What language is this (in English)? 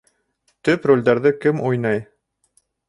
Bashkir